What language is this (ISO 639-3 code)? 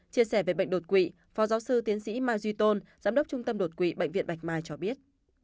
vie